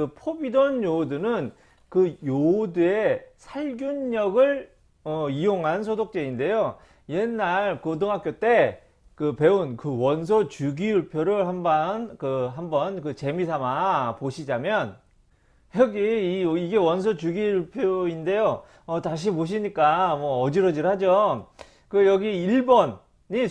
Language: Korean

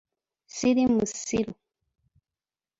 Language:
Ganda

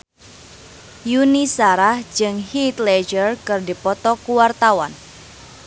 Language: Sundanese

